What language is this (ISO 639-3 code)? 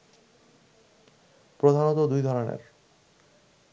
ben